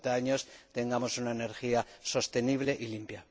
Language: Spanish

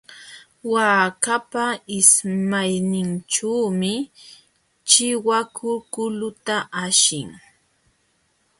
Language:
Jauja Wanca Quechua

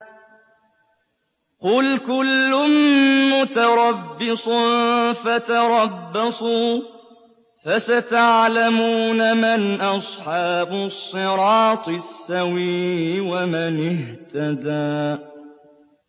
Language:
Arabic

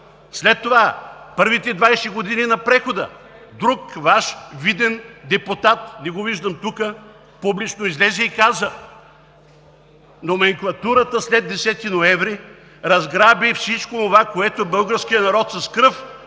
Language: Bulgarian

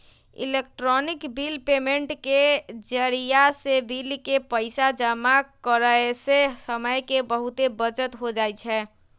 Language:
Magahi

